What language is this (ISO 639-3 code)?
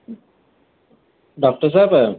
snd